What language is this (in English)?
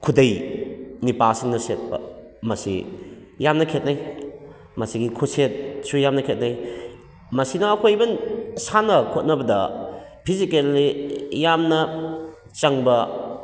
Manipuri